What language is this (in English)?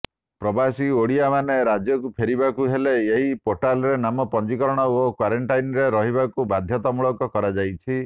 Odia